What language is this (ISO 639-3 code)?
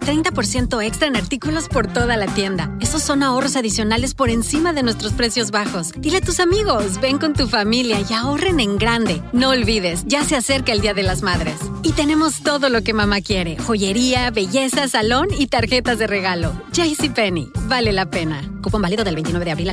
spa